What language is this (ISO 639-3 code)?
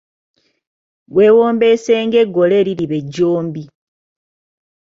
lug